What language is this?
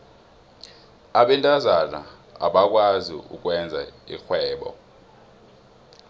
South Ndebele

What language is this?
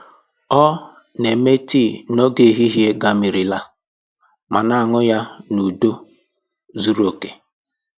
Igbo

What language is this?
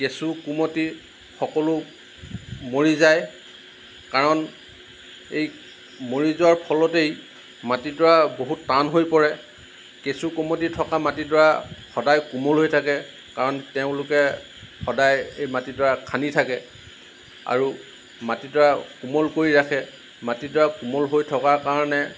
Assamese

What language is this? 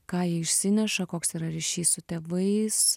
Lithuanian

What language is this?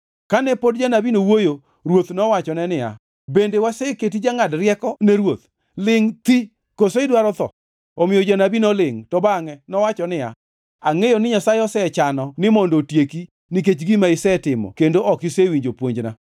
Luo (Kenya and Tanzania)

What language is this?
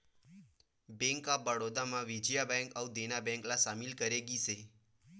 Chhattisgarhi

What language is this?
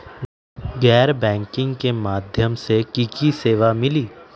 Magahi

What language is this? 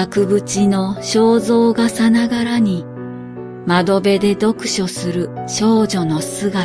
Japanese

